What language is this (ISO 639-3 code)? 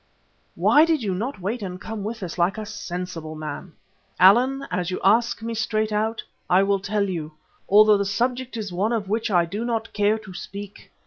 eng